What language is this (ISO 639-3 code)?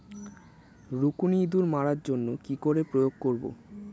ben